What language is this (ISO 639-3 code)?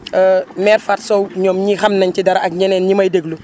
wol